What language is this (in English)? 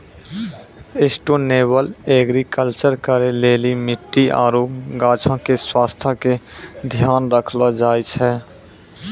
Maithili